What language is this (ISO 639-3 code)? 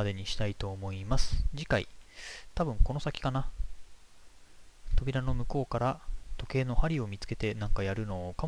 jpn